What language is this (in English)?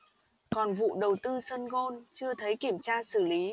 Vietnamese